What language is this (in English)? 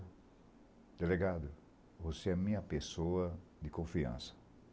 Portuguese